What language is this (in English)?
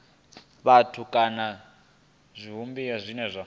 Venda